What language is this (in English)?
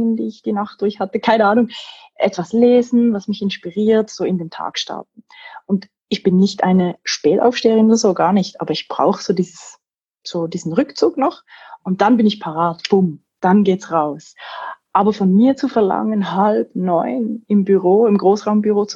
German